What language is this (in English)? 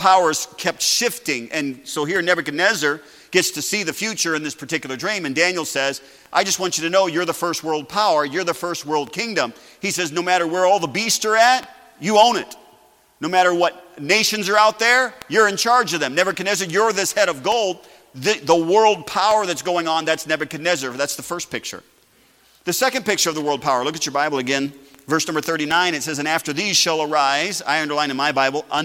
English